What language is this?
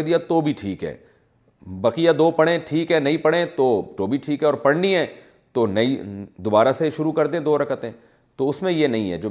Urdu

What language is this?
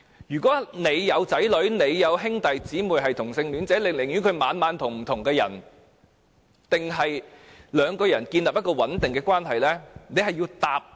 Cantonese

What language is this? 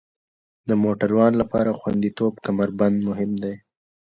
Pashto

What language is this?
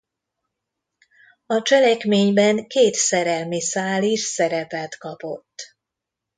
Hungarian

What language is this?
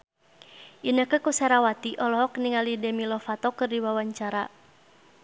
Sundanese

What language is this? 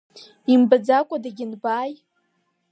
Abkhazian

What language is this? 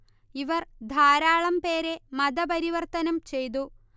Malayalam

